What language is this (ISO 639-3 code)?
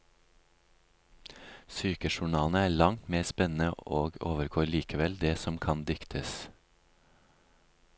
nor